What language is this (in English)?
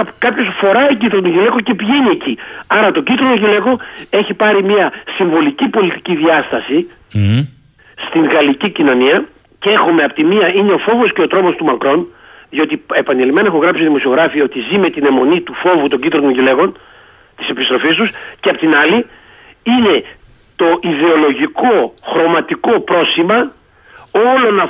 Greek